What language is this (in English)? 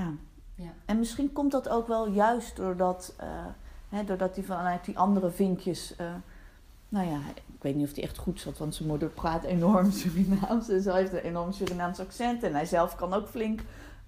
Dutch